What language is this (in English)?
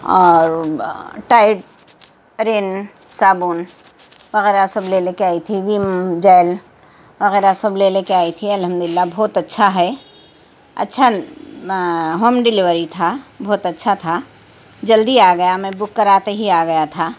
Urdu